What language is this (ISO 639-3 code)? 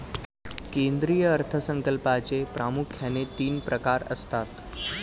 mar